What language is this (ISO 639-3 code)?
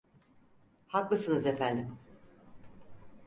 tur